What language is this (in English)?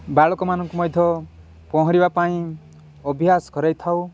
Odia